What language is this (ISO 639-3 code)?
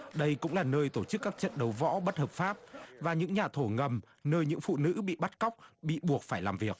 vie